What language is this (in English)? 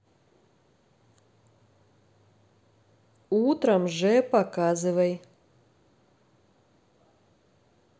Russian